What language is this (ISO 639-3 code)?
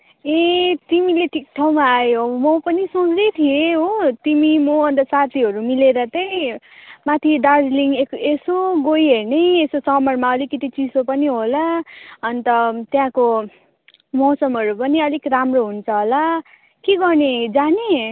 nep